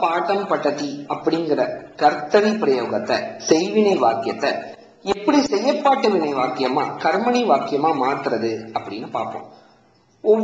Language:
Tamil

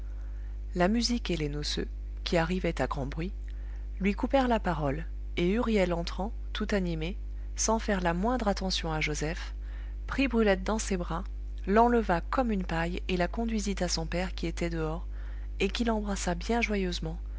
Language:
French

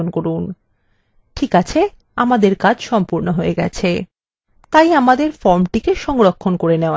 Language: Bangla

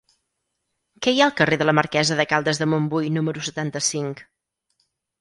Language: Catalan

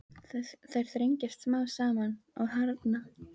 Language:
Icelandic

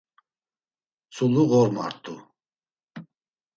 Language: Laz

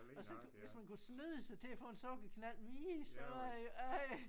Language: Danish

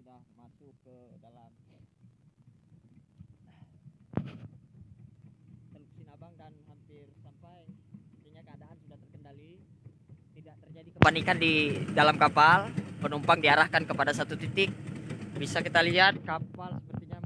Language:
Indonesian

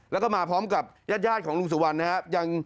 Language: Thai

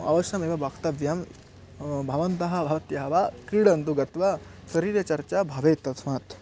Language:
Sanskrit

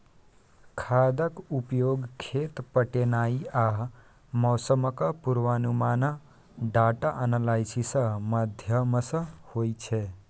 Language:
Maithili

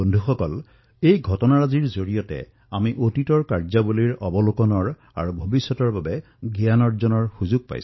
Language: Assamese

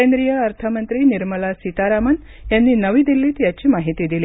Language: Marathi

